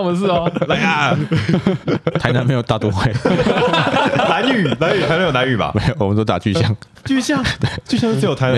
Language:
Chinese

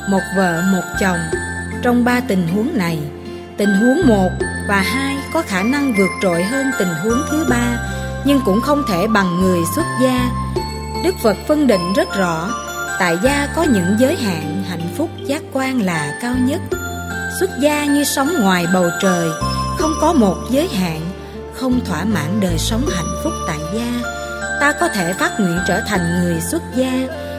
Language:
Vietnamese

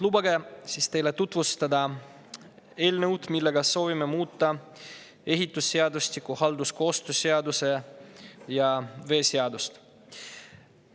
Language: Estonian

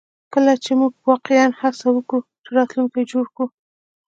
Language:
Pashto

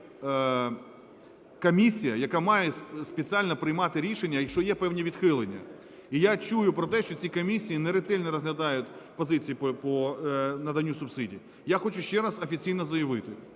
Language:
Ukrainian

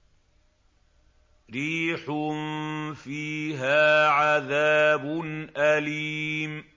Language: Arabic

